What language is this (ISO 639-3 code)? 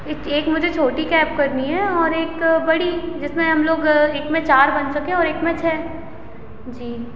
hin